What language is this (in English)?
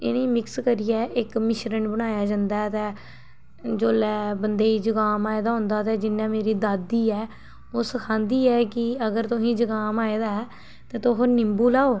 Dogri